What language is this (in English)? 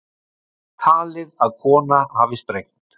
Icelandic